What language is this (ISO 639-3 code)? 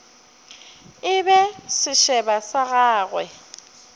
nso